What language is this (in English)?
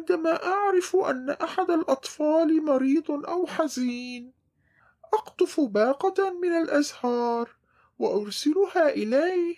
Arabic